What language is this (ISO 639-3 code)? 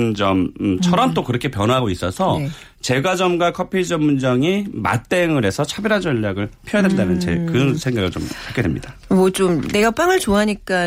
kor